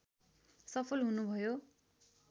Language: Nepali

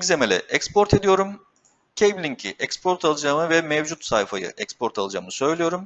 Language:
Turkish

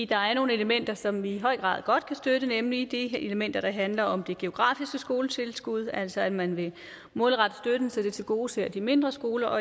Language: Danish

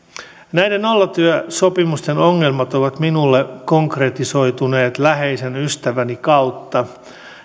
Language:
Finnish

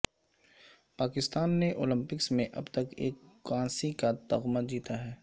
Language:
Urdu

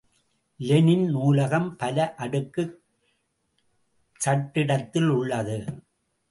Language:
Tamil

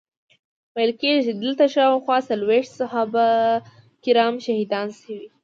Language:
Pashto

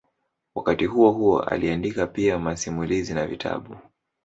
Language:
Swahili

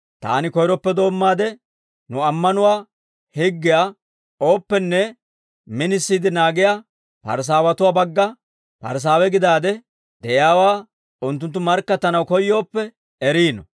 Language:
Dawro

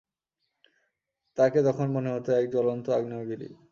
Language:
Bangla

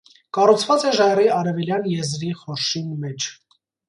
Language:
Armenian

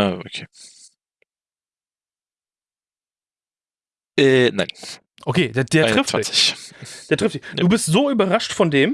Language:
German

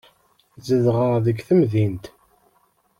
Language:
Kabyle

